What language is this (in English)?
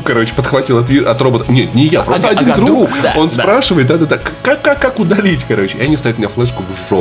Russian